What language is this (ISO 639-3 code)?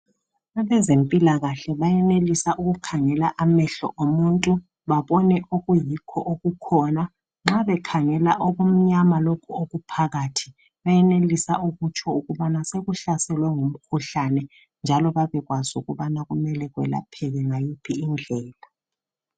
nde